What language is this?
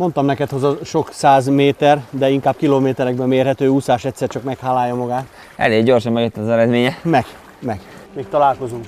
Hungarian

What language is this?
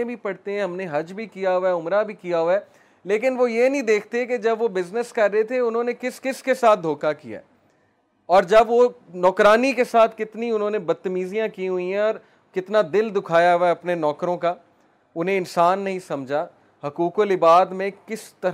Urdu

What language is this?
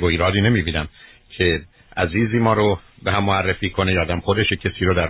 Persian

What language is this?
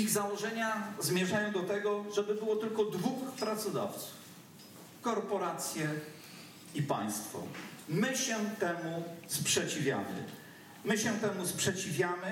Polish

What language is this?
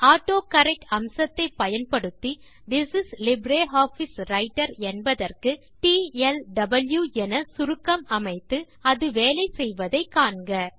Tamil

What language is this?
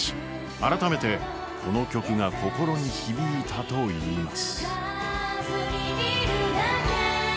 Japanese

